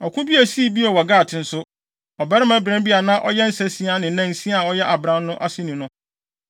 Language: Akan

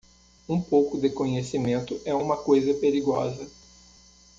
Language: Portuguese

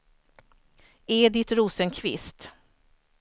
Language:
Swedish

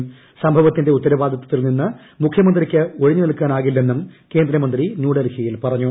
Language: Malayalam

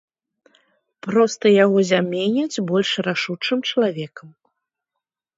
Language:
Belarusian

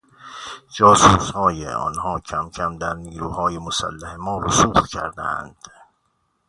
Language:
Persian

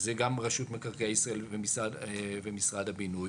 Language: Hebrew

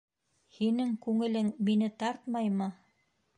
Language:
Bashkir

